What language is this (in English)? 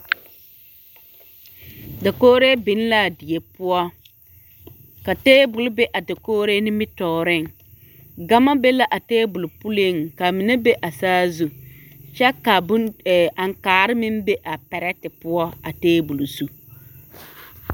Southern Dagaare